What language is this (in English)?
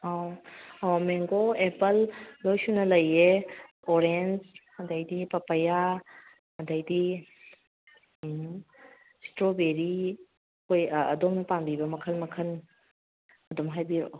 Manipuri